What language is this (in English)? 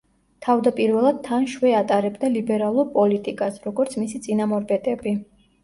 Georgian